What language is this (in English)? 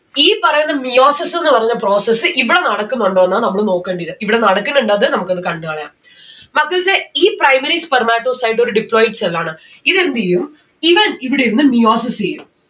Malayalam